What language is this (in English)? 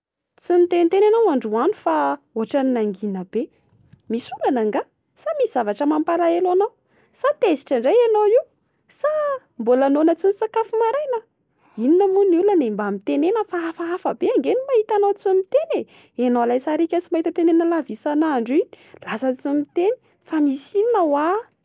Malagasy